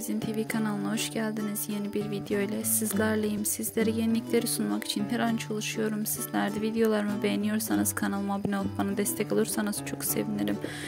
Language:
Turkish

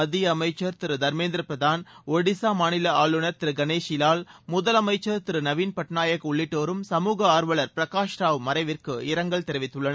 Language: Tamil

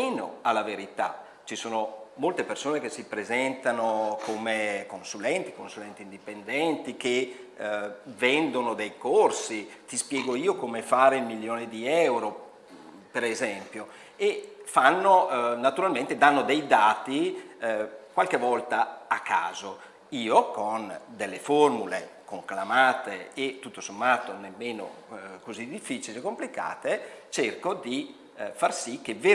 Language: Italian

